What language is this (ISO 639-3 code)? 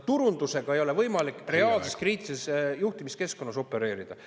est